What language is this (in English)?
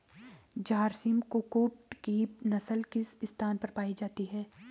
Hindi